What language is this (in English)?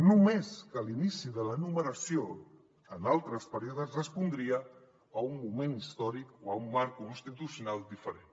Catalan